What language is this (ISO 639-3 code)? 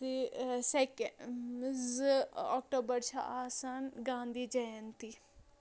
kas